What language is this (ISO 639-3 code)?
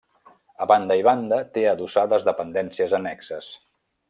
cat